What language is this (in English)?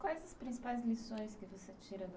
Portuguese